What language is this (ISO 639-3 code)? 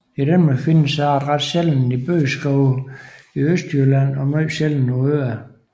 dan